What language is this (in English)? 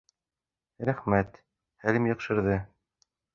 Bashkir